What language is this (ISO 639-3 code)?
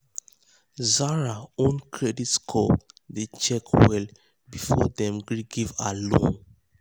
pcm